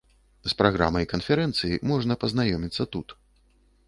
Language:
Belarusian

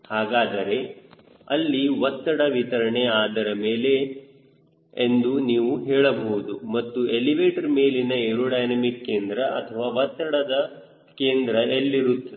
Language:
Kannada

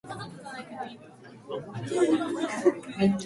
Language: Japanese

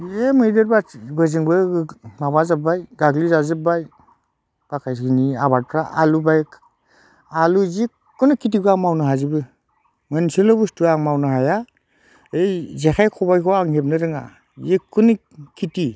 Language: Bodo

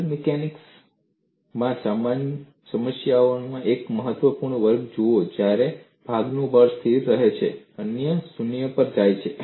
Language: Gujarati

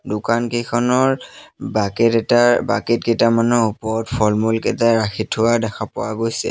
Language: Assamese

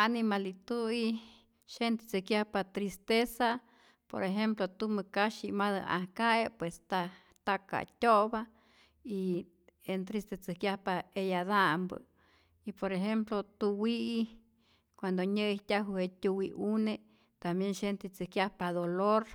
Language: Rayón Zoque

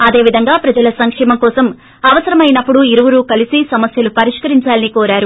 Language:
Telugu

